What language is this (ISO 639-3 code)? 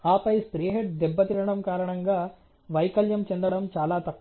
tel